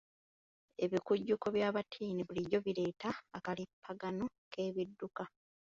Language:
Ganda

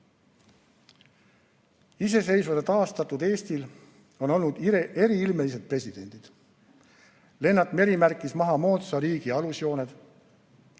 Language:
Estonian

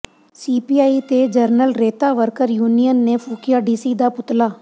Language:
Punjabi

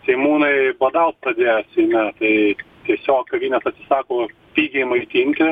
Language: Lithuanian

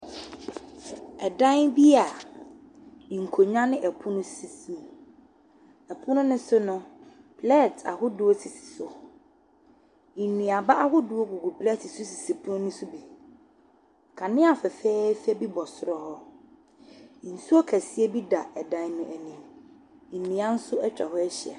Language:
Akan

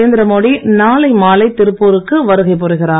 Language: Tamil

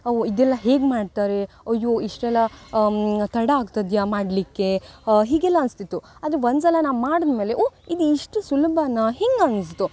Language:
Kannada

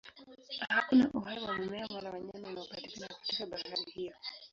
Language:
Swahili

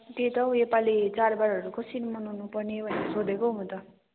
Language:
Nepali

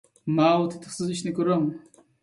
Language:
Uyghur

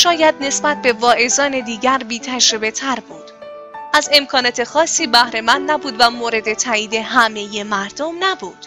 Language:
Persian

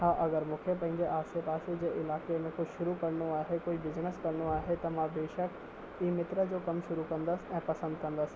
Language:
Sindhi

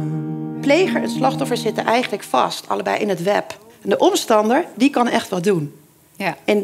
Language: Dutch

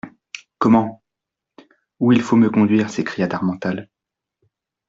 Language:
French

